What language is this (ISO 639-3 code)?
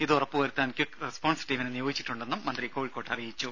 mal